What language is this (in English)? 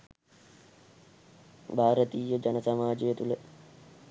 Sinhala